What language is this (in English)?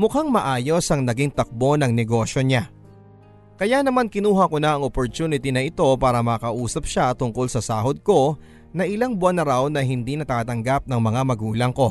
Filipino